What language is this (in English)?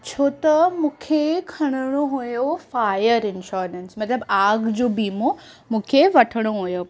Sindhi